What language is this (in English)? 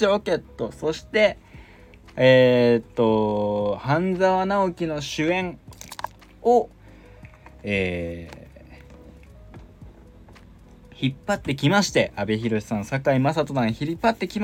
Japanese